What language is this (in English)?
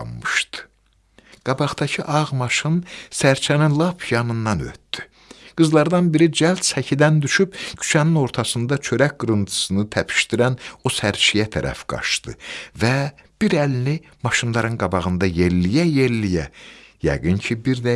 Turkish